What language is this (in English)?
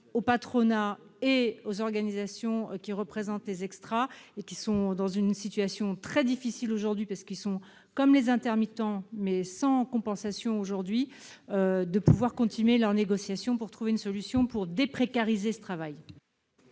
French